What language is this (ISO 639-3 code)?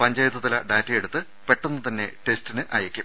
mal